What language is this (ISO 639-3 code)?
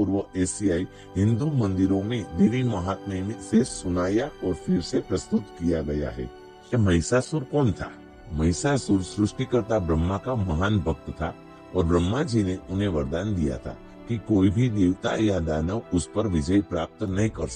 hin